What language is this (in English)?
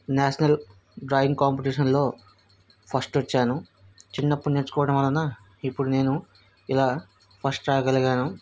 Telugu